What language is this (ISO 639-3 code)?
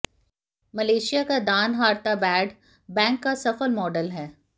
hin